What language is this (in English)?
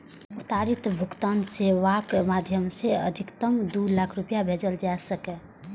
Maithili